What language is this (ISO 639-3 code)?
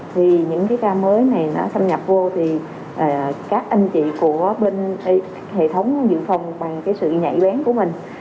vie